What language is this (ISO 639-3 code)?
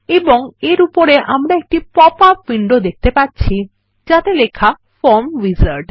ben